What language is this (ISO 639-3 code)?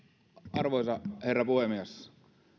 fin